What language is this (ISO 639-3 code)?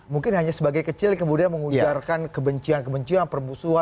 ind